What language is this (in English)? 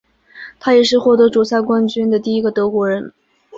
Chinese